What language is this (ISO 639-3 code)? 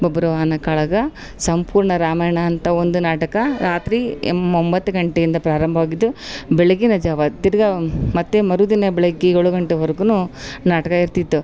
kan